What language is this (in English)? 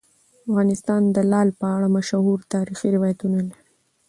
Pashto